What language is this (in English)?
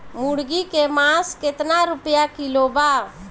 Bhojpuri